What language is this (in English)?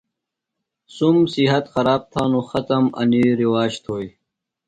Phalura